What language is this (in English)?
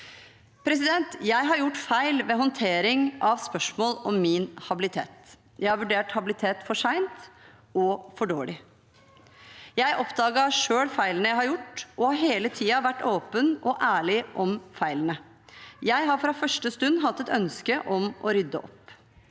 Norwegian